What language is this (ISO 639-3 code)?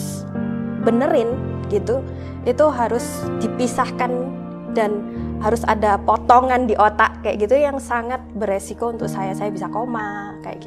ind